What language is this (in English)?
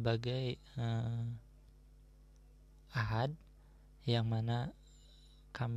Indonesian